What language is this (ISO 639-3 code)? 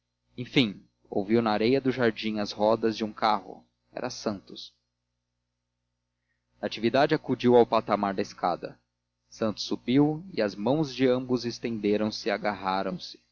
por